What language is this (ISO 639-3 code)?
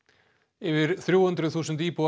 isl